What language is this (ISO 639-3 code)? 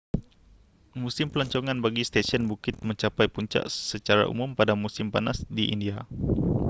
msa